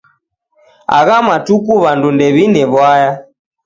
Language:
Taita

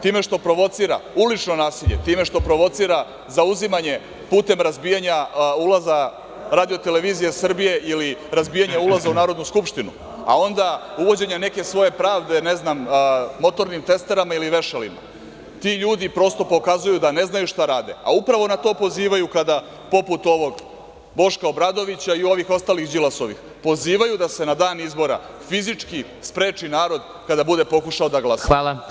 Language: Serbian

